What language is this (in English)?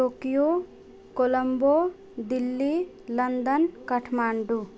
Maithili